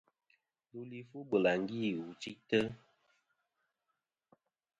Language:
Kom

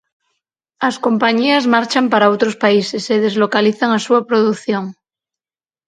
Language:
Galician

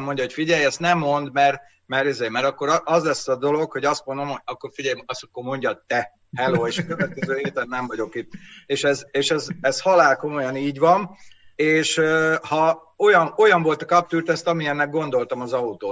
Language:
Hungarian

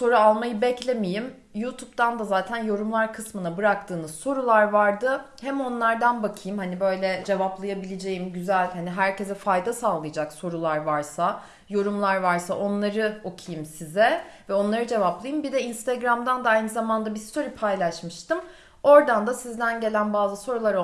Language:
Turkish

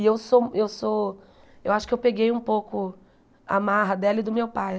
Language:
Portuguese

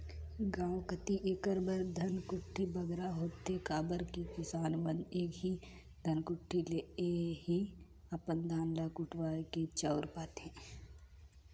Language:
Chhattisgarhi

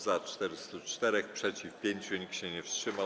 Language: Polish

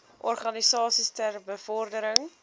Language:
Afrikaans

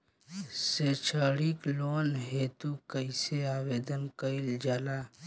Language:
Bhojpuri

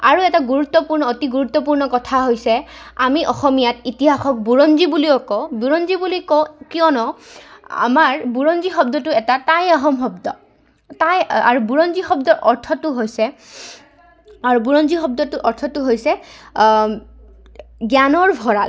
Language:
Assamese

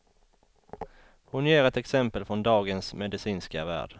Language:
Swedish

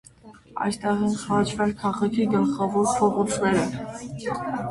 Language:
Armenian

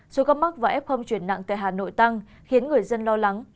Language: Vietnamese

